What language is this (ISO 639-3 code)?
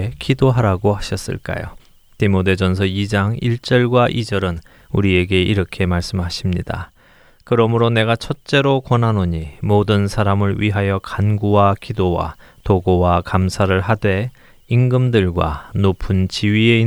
kor